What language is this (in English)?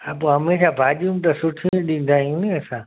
Sindhi